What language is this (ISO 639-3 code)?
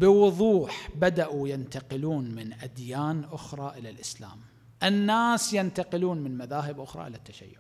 ara